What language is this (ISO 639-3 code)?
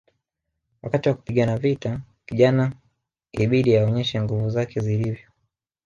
swa